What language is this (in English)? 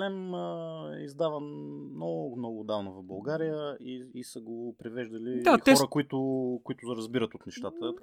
Bulgarian